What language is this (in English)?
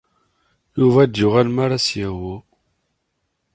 Kabyle